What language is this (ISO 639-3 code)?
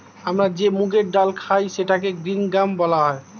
ben